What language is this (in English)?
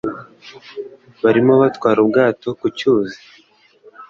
Kinyarwanda